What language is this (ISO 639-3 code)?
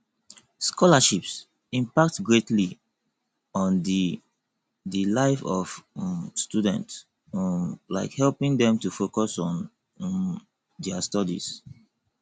pcm